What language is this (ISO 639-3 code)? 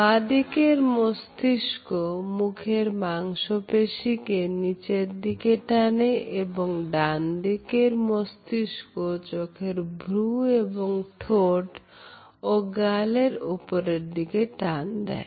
ben